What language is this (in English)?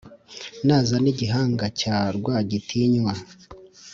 Kinyarwanda